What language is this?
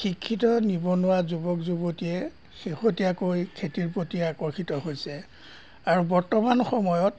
Assamese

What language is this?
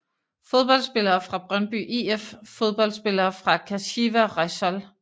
Danish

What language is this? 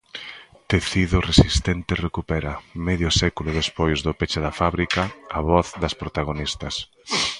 Galician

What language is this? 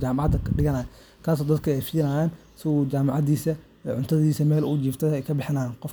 Somali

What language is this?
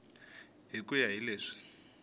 Tsonga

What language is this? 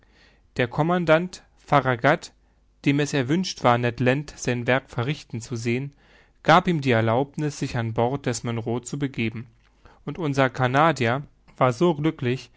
German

